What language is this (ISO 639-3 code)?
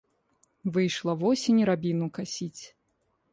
bel